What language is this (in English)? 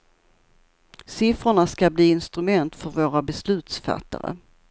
Swedish